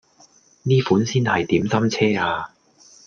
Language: Cantonese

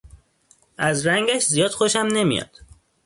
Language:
Persian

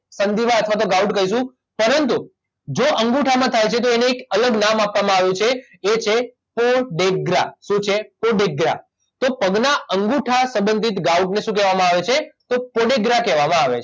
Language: Gujarati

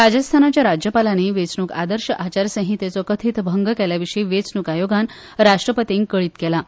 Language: Konkani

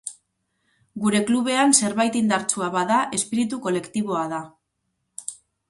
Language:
Basque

